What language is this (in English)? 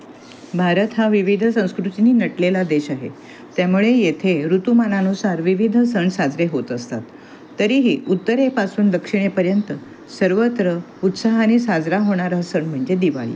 Marathi